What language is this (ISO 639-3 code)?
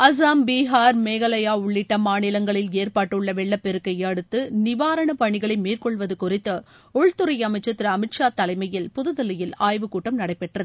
tam